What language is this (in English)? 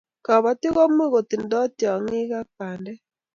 Kalenjin